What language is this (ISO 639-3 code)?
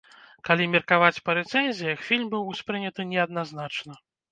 bel